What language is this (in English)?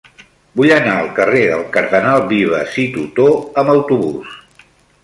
Catalan